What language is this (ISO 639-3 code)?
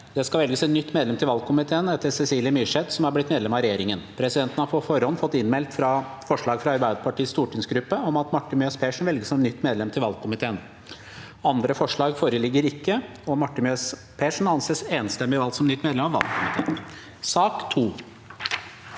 nor